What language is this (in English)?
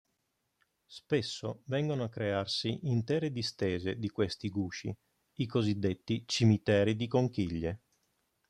Italian